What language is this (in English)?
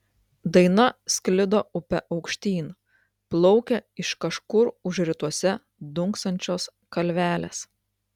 Lithuanian